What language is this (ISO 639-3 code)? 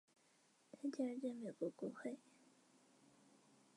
zho